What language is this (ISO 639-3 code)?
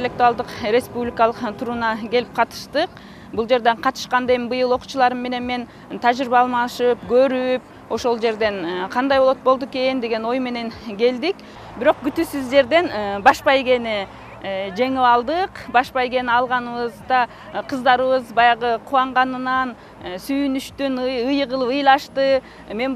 tur